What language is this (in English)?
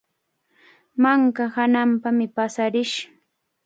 Cajatambo North Lima Quechua